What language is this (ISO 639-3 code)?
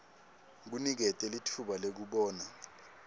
ssw